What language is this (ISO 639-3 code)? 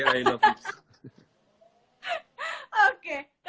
ind